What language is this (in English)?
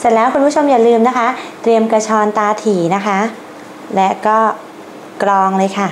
Thai